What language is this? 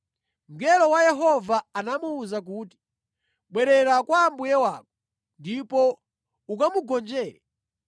Nyanja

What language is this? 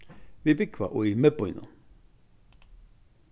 Faroese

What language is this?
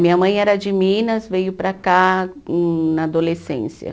Portuguese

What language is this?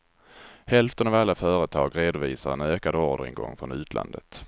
Swedish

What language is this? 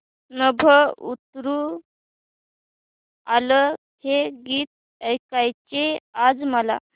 Marathi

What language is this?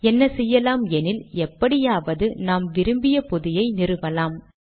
Tamil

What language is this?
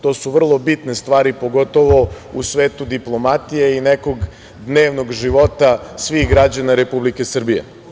Serbian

